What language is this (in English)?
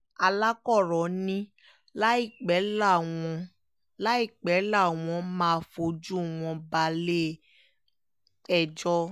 Yoruba